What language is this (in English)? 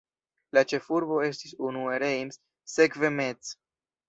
Esperanto